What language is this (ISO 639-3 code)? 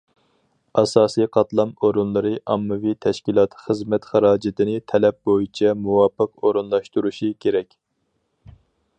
uig